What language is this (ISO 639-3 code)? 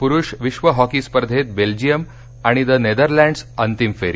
mar